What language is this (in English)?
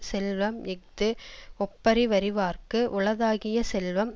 Tamil